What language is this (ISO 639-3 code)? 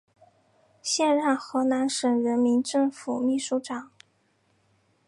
zho